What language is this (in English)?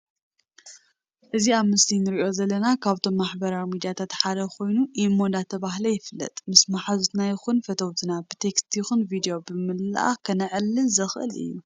Tigrinya